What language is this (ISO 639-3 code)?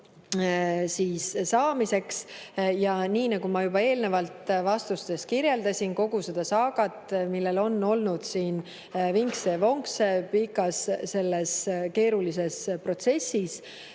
est